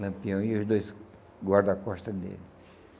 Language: Portuguese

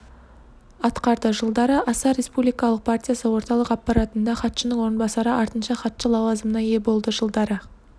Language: Kazakh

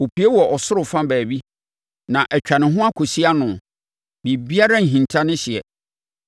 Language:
Akan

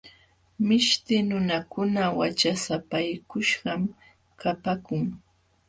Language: Jauja Wanca Quechua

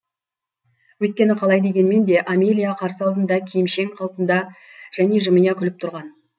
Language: Kazakh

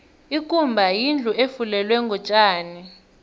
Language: South Ndebele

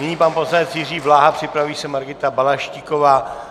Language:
Czech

